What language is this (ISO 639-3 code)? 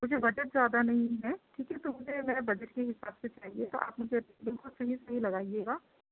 urd